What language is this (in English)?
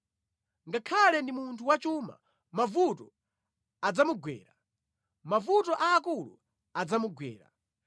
Nyanja